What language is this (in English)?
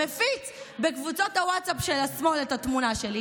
Hebrew